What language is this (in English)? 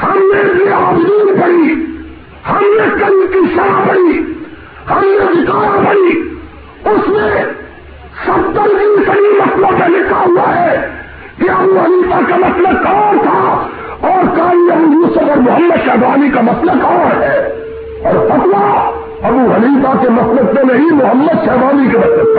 Urdu